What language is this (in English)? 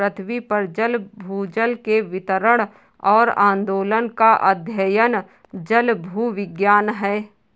Hindi